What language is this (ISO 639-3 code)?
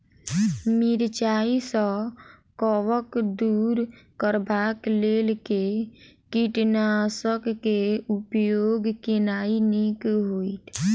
mai